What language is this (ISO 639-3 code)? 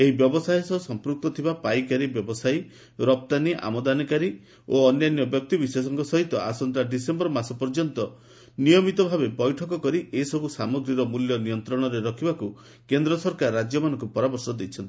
ori